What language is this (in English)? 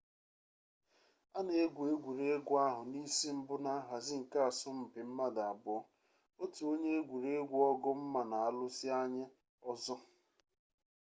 Igbo